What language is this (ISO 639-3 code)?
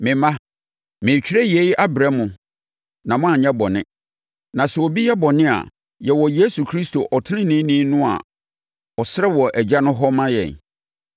aka